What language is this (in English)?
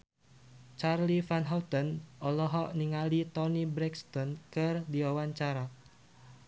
Sundanese